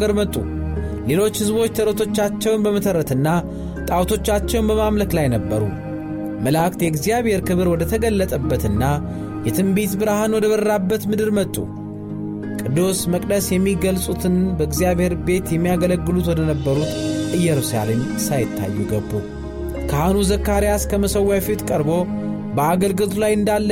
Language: Amharic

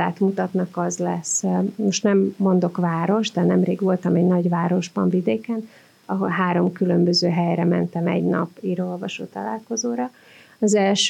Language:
Hungarian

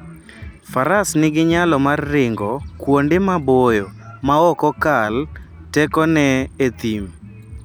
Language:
Luo (Kenya and Tanzania)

